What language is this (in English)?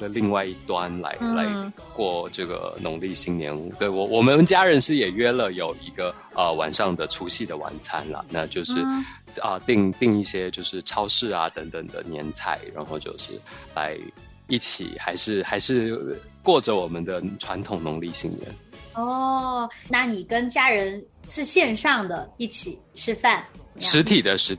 Chinese